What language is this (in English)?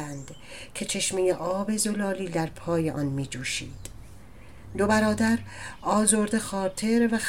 Persian